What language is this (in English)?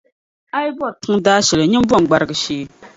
Dagbani